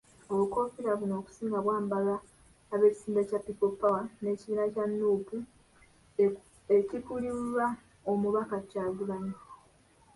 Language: Ganda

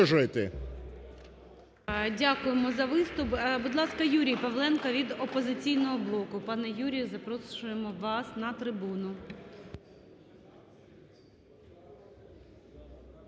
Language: Ukrainian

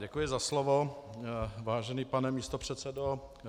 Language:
Czech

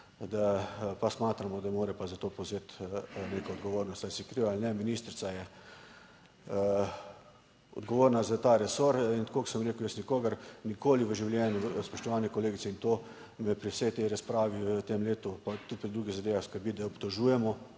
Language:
Slovenian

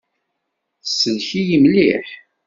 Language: Kabyle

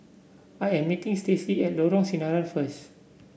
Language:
English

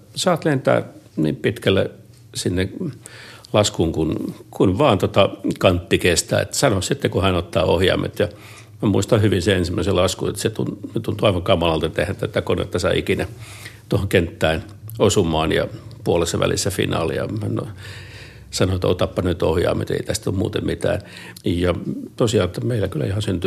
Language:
Finnish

